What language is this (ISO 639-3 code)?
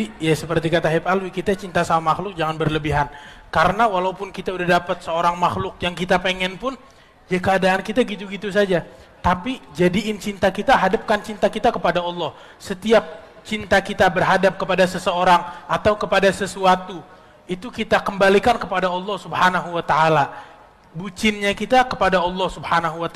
ind